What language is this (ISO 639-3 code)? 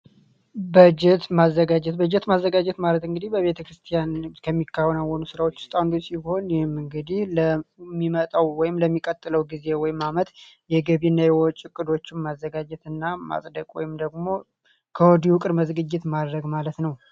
amh